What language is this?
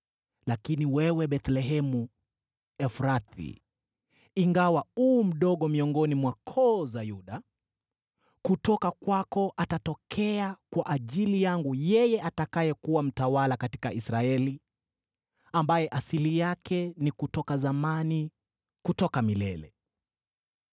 Swahili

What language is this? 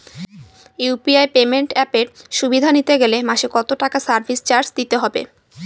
Bangla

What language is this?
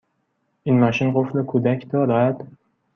Persian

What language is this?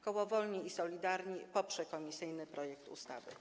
Polish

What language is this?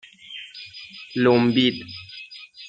Persian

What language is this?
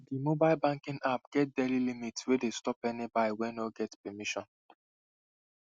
Nigerian Pidgin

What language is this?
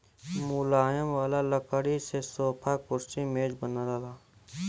Bhojpuri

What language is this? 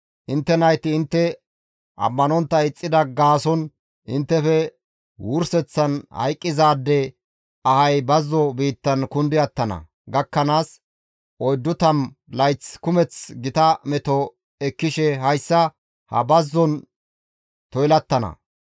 Gamo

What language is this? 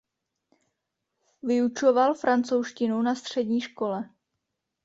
Czech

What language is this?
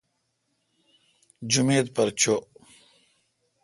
Kalkoti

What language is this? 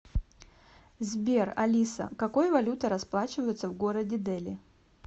Russian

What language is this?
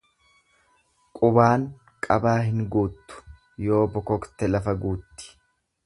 Oromo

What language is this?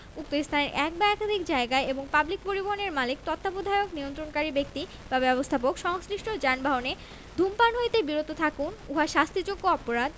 Bangla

